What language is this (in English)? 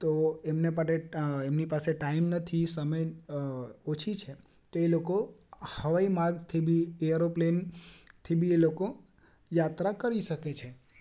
Gujarati